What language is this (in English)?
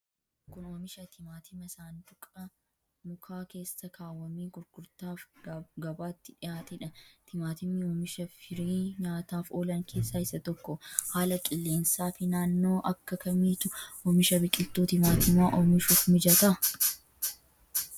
Oromo